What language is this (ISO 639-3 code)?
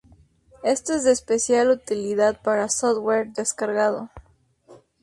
spa